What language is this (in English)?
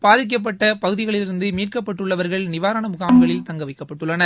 Tamil